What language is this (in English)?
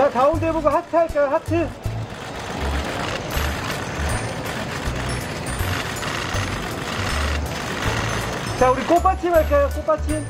Korean